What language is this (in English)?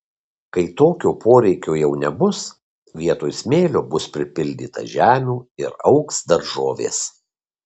Lithuanian